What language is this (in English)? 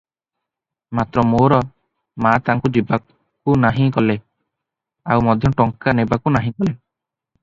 Odia